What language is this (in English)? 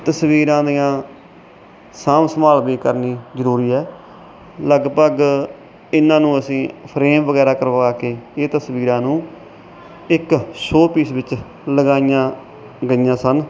Punjabi